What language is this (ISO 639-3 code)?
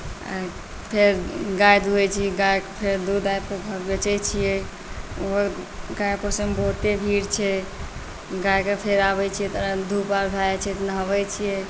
mai